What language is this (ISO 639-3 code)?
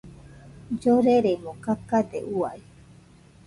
hux